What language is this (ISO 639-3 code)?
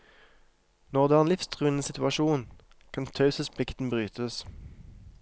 nor